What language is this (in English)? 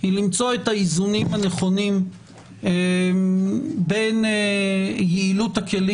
Hebrew